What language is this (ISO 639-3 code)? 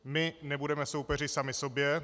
ces